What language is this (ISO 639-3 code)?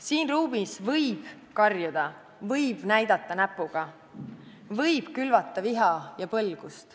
est